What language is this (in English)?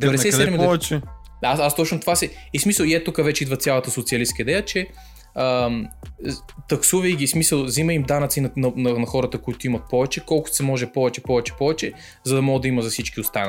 Bulgarian